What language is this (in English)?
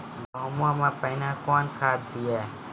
Maithili